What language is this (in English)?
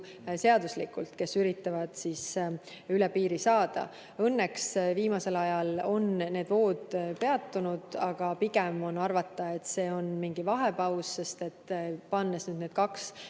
Estonian